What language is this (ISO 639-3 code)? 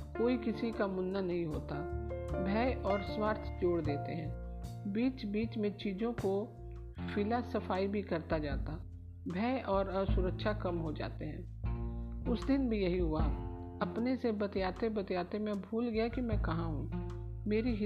hin